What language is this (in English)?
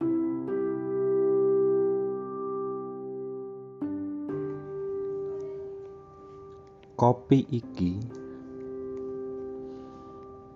Indonesian